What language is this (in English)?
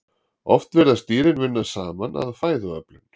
Icelandic